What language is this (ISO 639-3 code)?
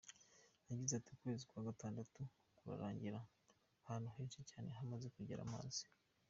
kin